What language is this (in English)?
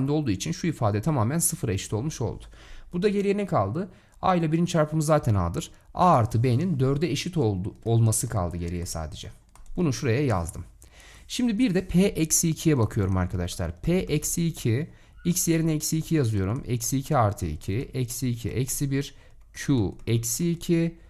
Turkish